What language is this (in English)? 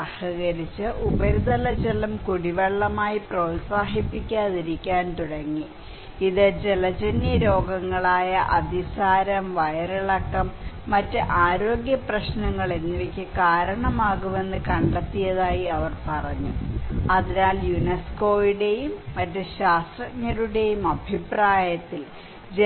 Malayalam